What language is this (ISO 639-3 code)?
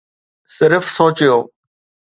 snd